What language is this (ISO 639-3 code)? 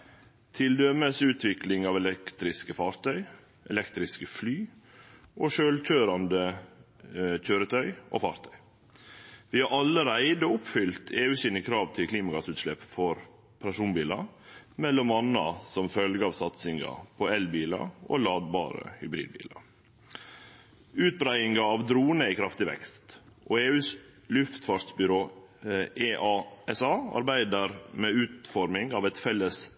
nno